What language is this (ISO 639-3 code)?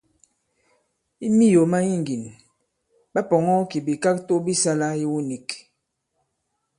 abb